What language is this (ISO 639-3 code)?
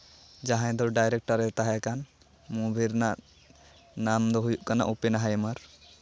sat